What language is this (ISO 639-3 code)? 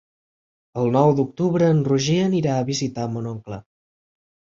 cat